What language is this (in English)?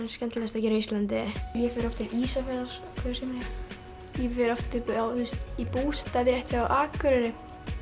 Icelandic